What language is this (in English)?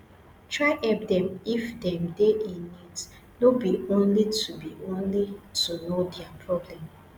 Nigerian Pidgin